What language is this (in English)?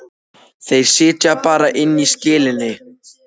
Icelandic